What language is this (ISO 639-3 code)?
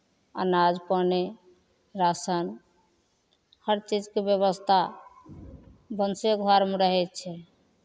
mai